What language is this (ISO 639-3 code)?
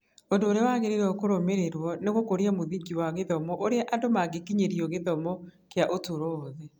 kik